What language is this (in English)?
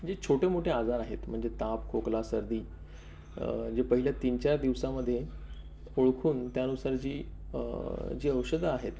Marathi